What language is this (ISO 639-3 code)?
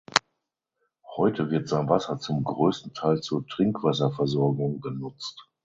deu